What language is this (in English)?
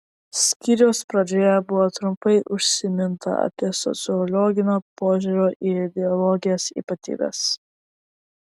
Lithuanian